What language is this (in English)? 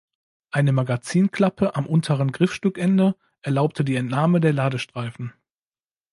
German